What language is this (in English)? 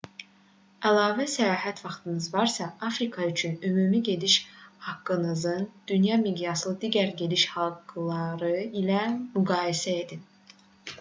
Azerbaijani